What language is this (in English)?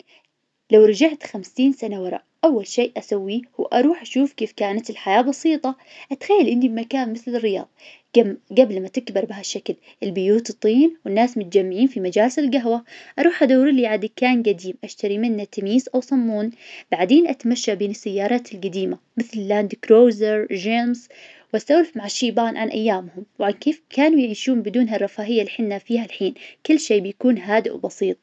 Najdi Arabic